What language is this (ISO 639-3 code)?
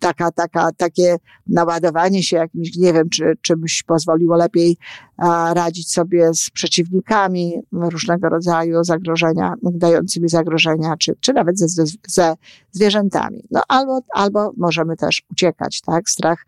pol